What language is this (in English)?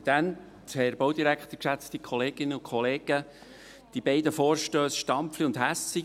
Swiss German